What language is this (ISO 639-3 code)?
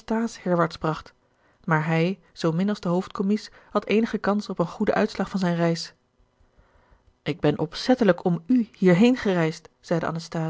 nld